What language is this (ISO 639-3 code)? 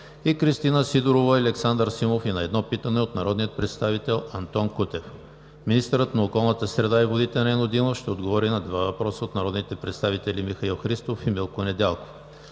bul